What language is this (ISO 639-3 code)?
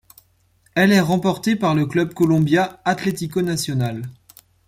fra